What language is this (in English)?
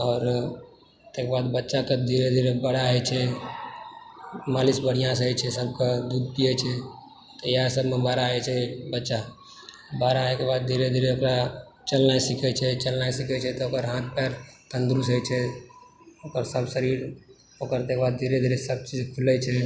Maithili